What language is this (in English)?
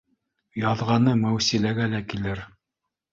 Bashkir